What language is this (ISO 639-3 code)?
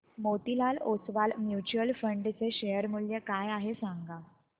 mar